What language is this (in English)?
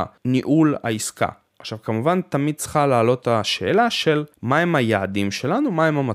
Hebrew